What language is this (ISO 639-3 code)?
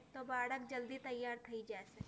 guj